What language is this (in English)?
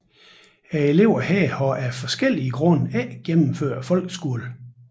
Danish